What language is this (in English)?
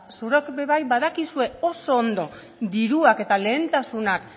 Basque